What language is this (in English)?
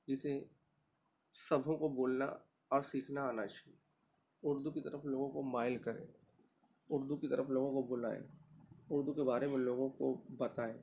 Urdu